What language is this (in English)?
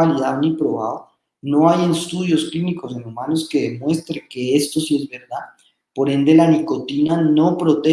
Spanish